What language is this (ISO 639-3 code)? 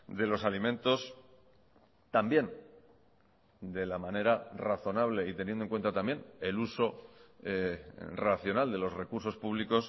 spa